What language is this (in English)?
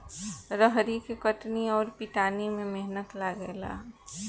Bhojpuri